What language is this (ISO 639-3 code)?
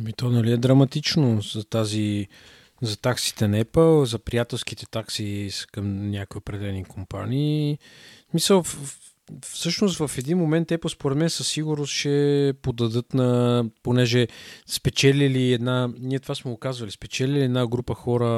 bul